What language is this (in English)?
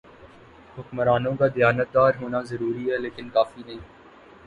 Urdu